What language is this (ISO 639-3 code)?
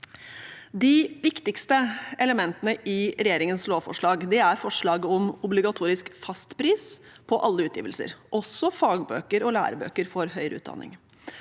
nor